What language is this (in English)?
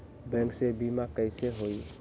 Magahi